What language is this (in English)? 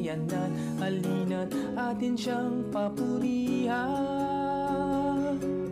Filipino